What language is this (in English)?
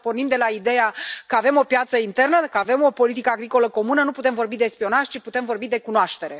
Romanian